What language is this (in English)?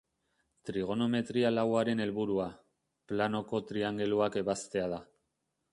Basque